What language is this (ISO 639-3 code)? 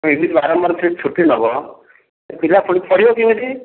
ori